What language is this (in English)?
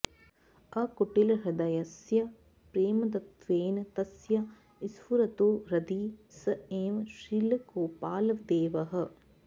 Sanskrit